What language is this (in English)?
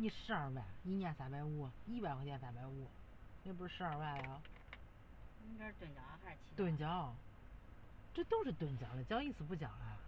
Chinese